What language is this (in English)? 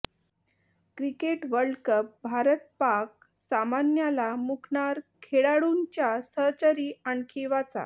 Marathi